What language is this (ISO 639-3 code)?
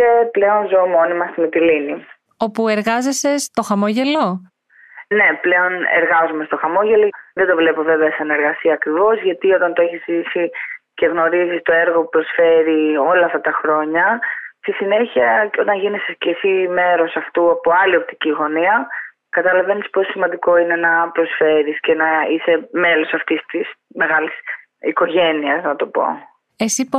ell